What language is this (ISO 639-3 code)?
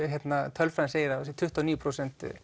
isl